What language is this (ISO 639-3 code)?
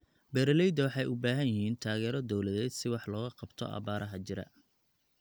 som